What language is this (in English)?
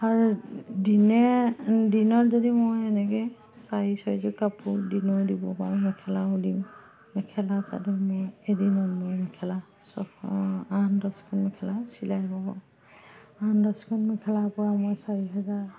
Assamese